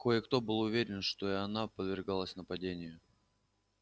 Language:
Russian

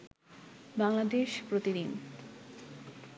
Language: Bangla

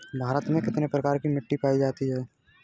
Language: Hindi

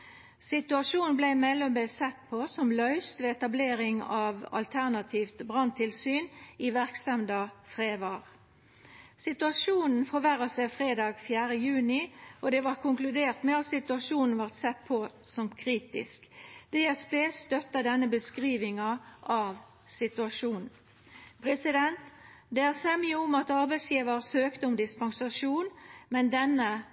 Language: Norwegian Nynorsk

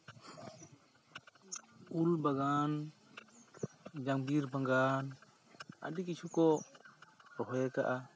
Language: Santali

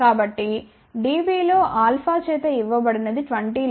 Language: Telugu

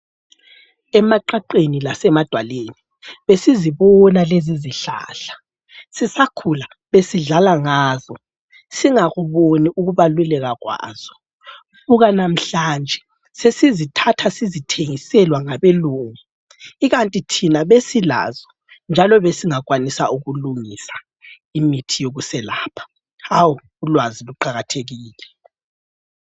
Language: North Ndebele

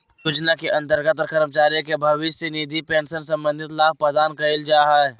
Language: Magahi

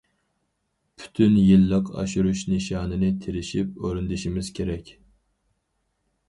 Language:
Uyghur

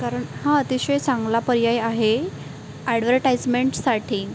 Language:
Marathi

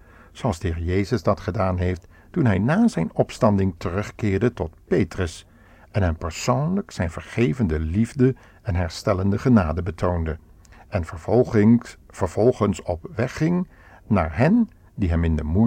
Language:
Dutch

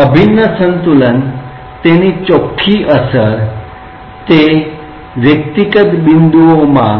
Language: Gujarati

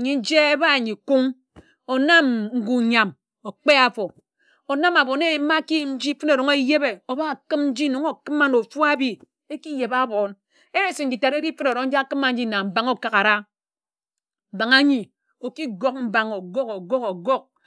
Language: Ejagham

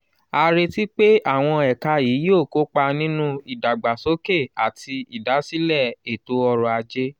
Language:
Yoruba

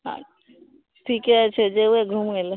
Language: Maithili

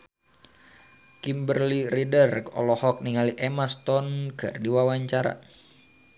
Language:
Sundanese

